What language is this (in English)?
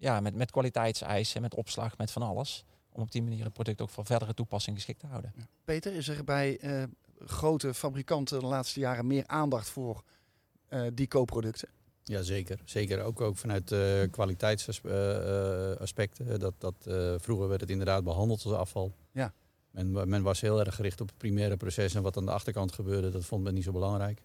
Dutch